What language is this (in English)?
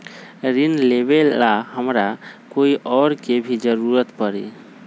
Magahi